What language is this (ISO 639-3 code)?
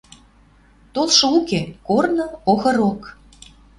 mrj